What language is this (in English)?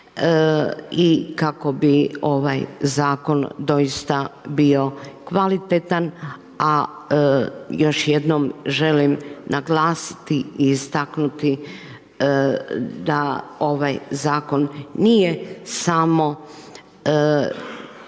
Croatian